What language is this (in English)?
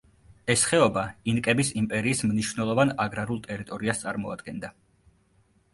Georgian